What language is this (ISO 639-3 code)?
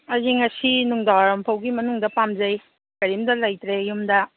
mni